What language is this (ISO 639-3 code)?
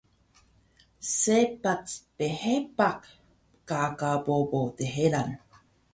trv